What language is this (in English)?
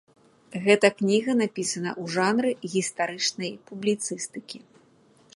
Belarusian